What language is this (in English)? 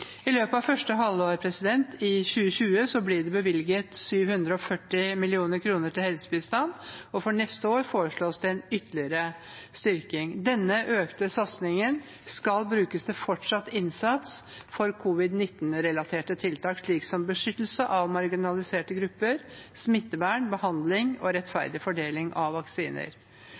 Norwegian Bokmål